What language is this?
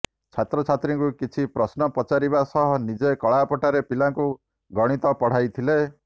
Odia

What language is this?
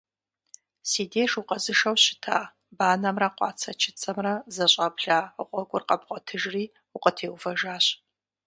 Kabardian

